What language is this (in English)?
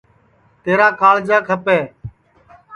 Sansi